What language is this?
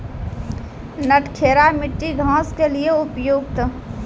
Maithili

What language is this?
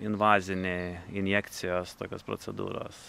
Lithuanian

